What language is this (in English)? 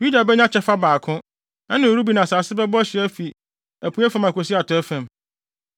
Akan